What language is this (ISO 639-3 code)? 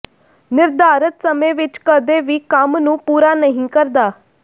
pan